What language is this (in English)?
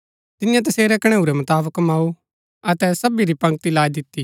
Gaddi